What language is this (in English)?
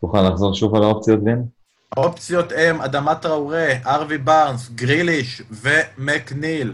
Hebrew